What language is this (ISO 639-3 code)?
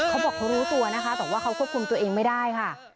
tha